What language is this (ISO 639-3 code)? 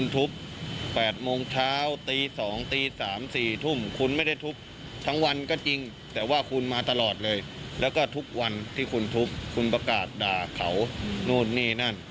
tha